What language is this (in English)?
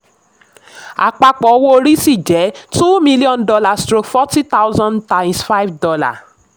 Yoruba